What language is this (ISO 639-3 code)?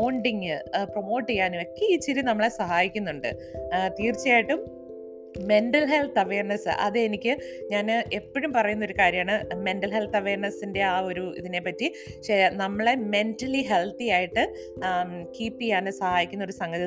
mal